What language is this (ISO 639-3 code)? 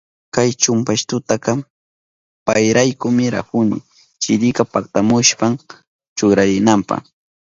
qup